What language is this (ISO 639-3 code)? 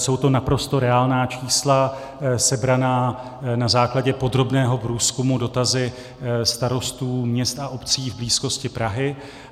ces